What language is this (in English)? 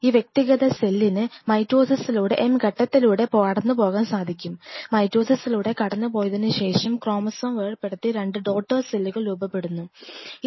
Malayalam